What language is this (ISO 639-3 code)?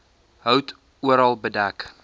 afr